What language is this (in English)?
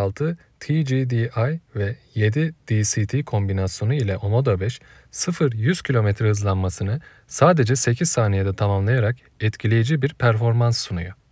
Turkish